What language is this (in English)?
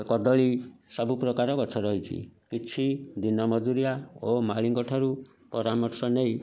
Odia